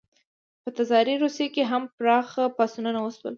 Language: Pashto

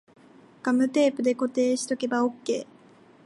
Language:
Japanese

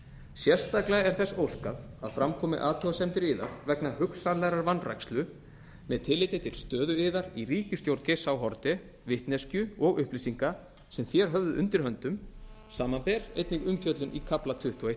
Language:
Icelandic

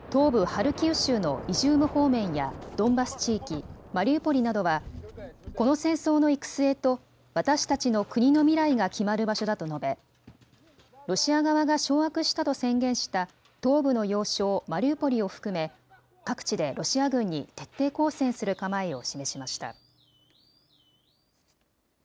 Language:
Japanese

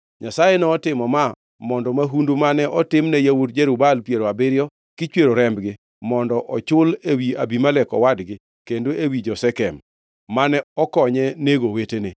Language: Luo (Kenya and Tanzania)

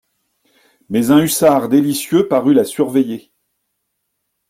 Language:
French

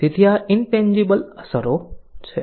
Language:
Gujarati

